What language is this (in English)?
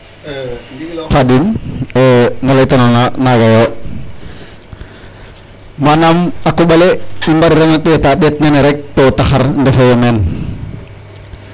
Serer